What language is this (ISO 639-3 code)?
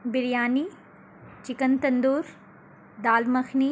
urd